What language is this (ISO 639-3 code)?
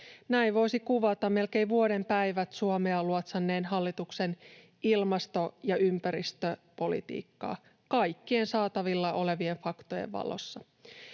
fin